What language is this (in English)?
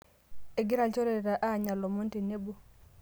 Masai